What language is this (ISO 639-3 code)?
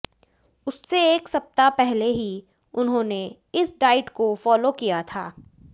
hin